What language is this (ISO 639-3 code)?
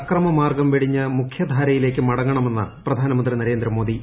mal